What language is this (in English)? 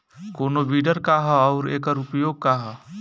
Bhojpuri